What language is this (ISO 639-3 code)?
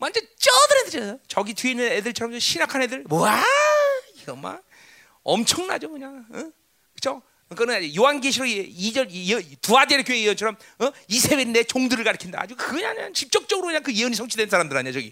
kor